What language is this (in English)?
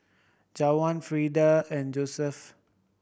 English